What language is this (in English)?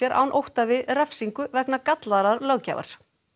Icelandic